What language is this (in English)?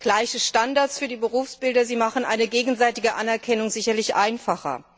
German